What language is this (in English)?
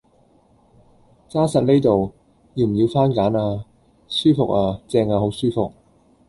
Cantonese